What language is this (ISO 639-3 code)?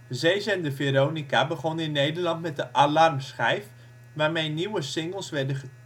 nld